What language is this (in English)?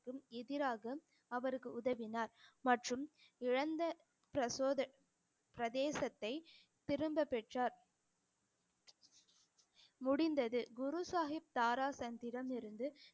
Tamil